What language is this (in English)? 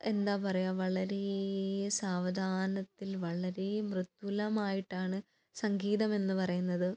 Malayalam